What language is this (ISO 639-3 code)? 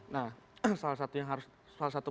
ind